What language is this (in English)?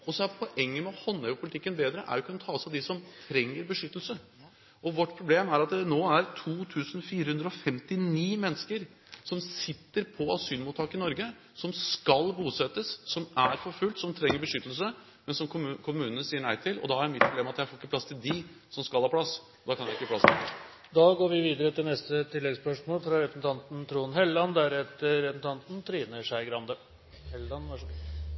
Norwegian